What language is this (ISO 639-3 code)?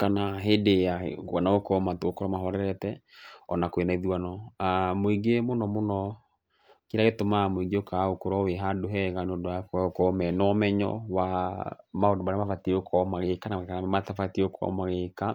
kik